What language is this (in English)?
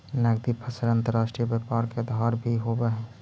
Magahi